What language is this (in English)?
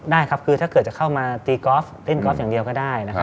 Thai